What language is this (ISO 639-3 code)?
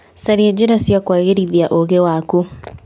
kik